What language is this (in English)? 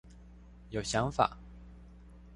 Chinese